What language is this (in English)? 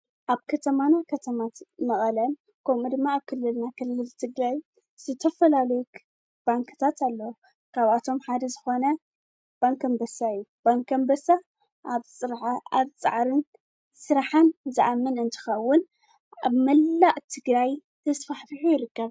Tigrinya